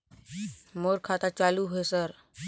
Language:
Chhattisgarhi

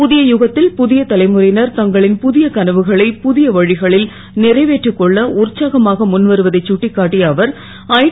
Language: Tamil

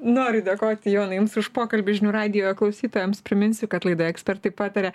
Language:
Lithuanian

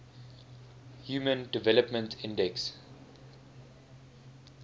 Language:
English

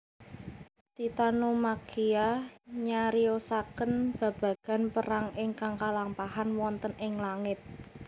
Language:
Javanese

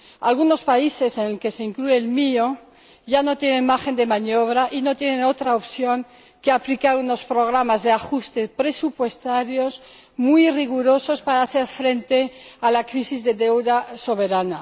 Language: Spanish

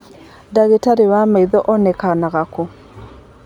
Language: Kikuyu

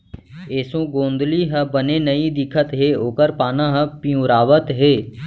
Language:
Chhattisgarhi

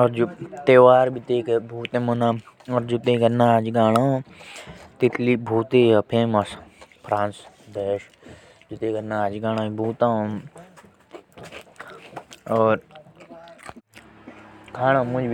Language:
Jaunsari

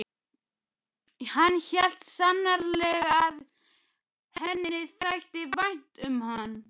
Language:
Icelandic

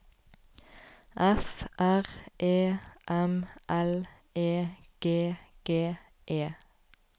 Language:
Norwegian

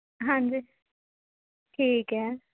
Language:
Punjabi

